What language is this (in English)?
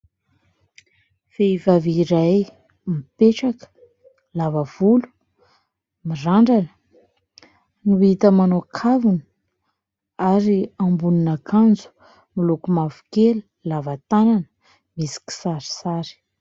Malagasy